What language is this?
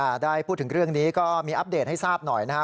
Thai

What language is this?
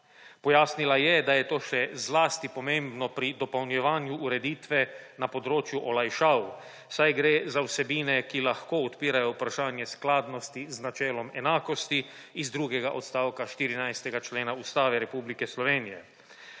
Slovenian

